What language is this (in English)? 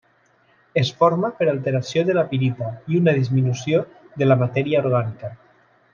Catalan